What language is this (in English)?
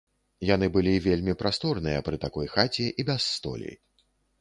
Belarusian